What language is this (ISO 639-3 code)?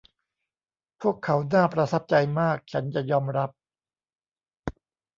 tha